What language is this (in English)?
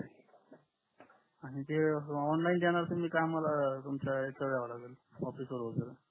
Marathi